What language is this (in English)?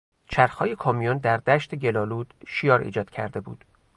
Persian